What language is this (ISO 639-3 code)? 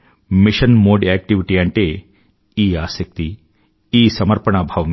tel